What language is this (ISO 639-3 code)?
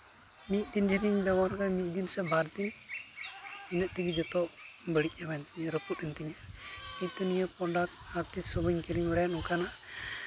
sat